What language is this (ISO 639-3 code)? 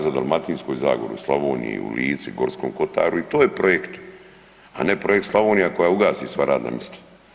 hrv